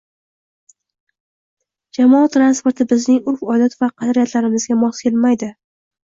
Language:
Uzbek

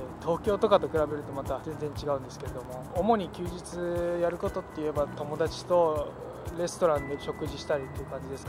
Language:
Japanese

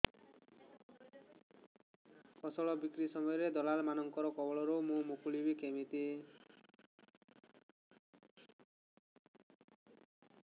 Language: Odia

